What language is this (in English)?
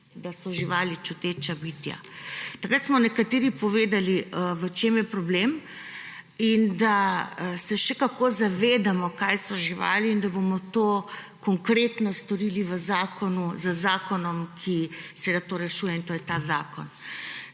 Slovenian